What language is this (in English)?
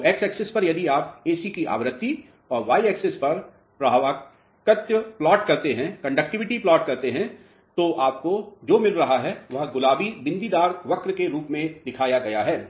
Hindi